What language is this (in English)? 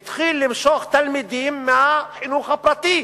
Hebrew